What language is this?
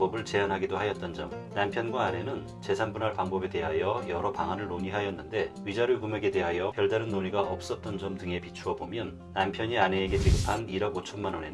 Korean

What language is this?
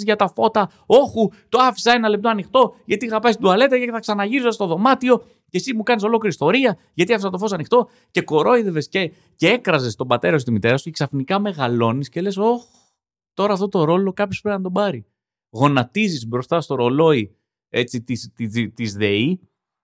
Greek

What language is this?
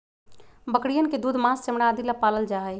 Magahi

